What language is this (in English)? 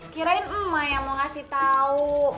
Indonesian